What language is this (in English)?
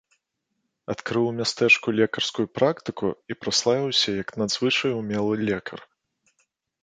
Belarusian